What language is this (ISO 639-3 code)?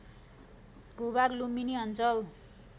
nep